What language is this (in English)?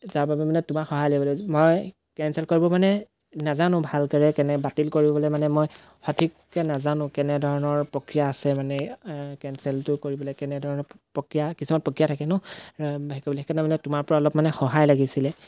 Assamese